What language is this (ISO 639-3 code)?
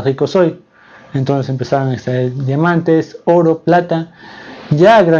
spa